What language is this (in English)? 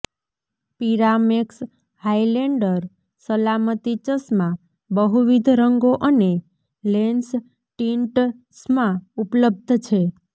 Gujarati